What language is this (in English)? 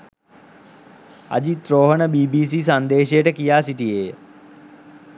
Sinhala